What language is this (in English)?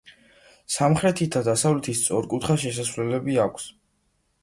Georgian